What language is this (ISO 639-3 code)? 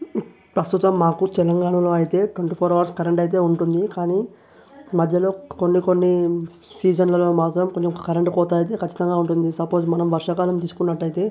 tel